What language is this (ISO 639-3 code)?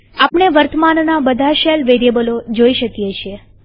guj